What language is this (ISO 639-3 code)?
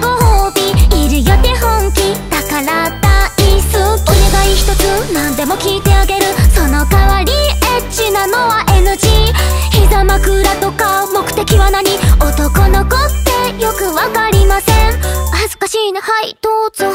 jpn